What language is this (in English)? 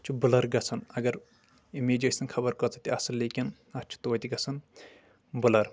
Kashmiri